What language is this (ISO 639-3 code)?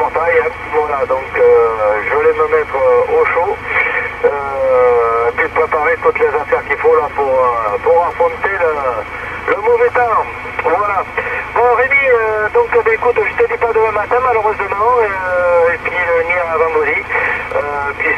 fra